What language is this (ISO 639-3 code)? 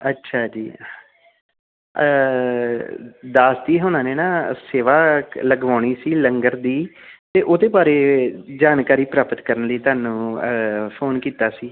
pan